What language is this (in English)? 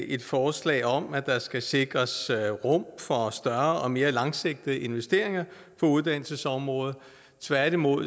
Danish